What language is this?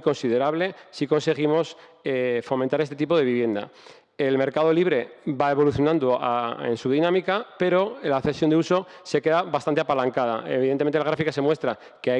Spanish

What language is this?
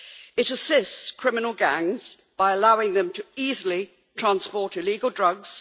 English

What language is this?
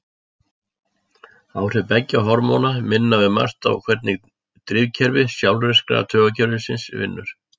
Icelandic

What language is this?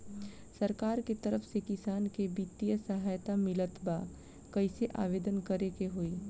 Bhojpuri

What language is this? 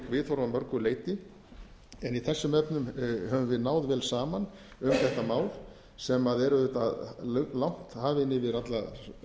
Icelandic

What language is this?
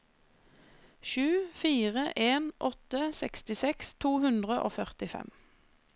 Norwegian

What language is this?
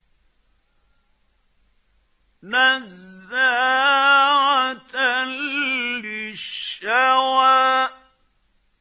Arabic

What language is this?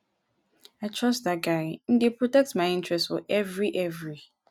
Nigerian Pidgin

